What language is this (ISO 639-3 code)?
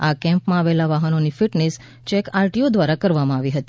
guj